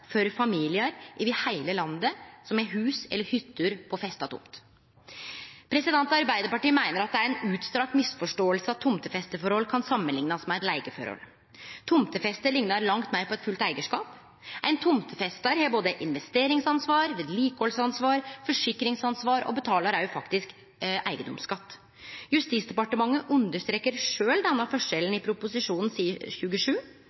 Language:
Norwegian Nynorsk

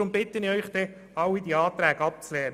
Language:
Swiss German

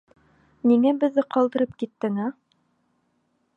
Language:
Bashkir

